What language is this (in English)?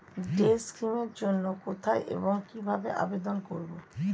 Bangla